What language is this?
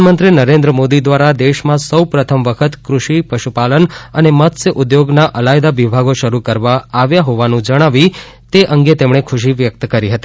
Gujarati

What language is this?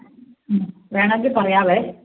Malayalam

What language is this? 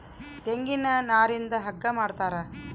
Kannada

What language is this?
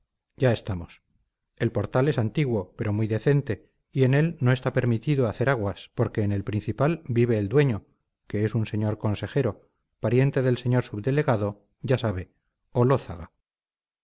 Spanish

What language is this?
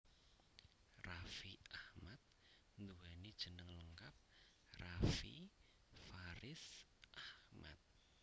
Javanese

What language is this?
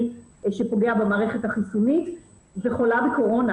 Hebrew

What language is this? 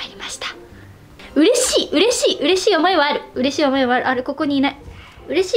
Japanese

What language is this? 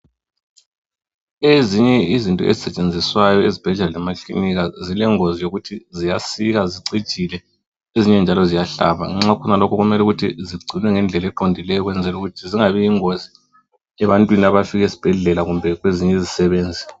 North Ndebele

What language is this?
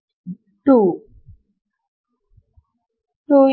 Kannada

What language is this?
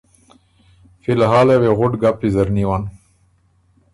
Ormuri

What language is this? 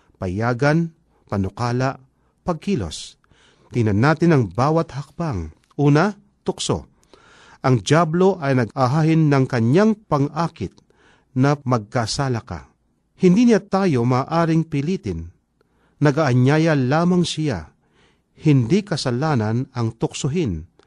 Filipino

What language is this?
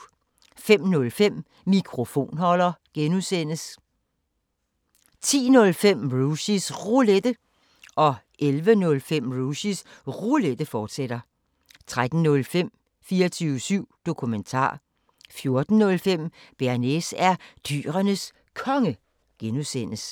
Danish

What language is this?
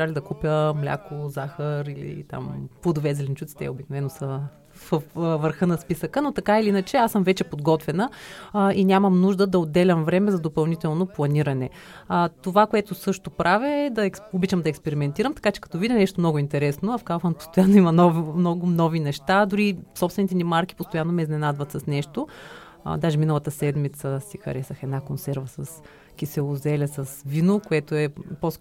Bulgarian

